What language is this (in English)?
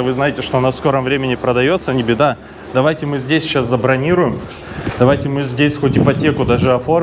Russian